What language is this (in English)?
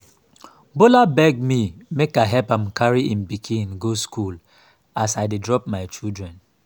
Nigerian Pidgin